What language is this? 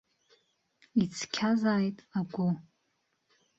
Abkhazian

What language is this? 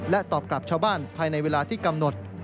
Thai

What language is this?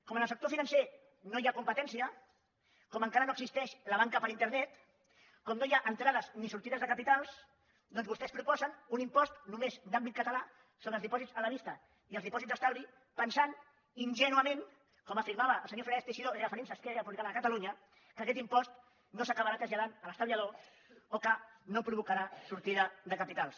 Catalan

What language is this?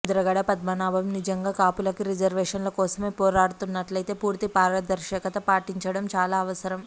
Telugu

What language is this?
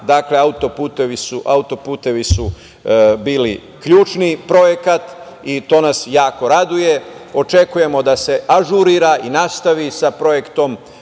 Serbian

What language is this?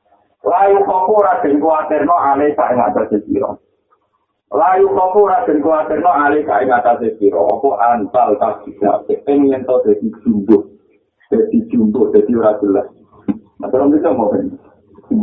Indonesian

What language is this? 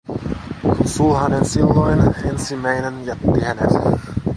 Finnish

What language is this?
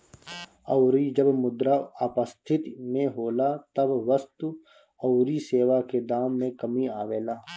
Bhojpuri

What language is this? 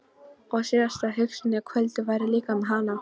Icelandic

